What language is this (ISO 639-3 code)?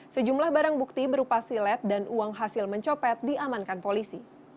ind